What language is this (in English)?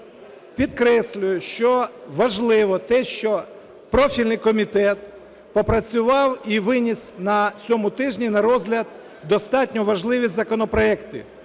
Ukrainian